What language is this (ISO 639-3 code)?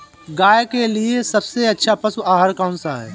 hin